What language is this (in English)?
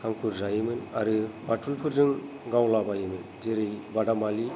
Bodo